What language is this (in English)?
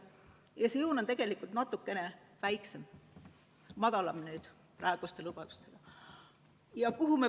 Estonian